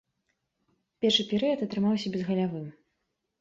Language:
Belarusian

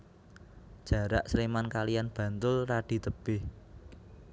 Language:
Javanese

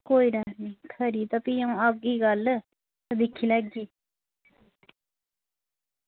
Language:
Dogri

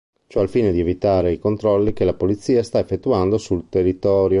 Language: Italian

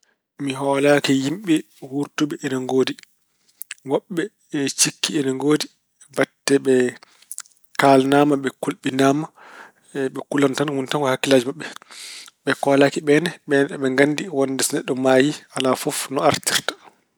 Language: Fula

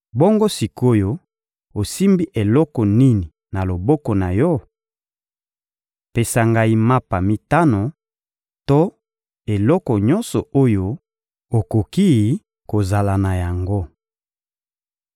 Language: Lingala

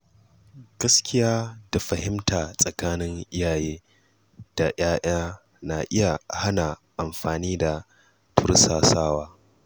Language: Hausa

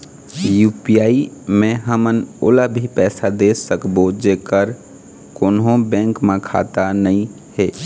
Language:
Chhattisgarhi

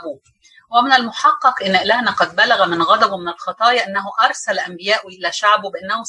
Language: Arabic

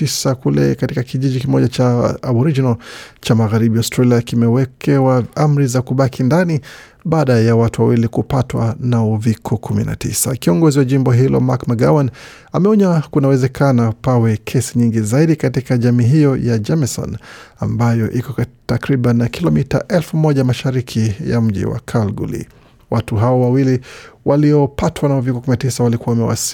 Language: Swahili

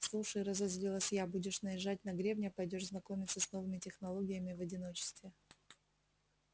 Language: Russian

